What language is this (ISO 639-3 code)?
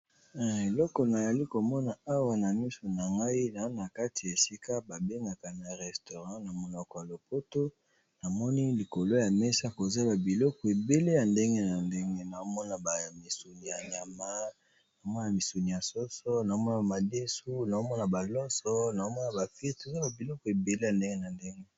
lin